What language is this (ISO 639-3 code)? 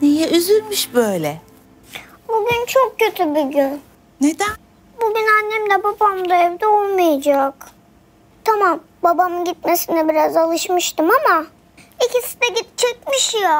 tur